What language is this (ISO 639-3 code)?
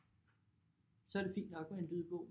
dan